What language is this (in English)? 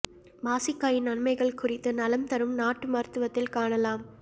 Tamil